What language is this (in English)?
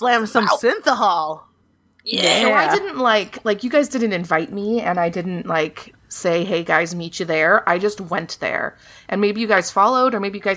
English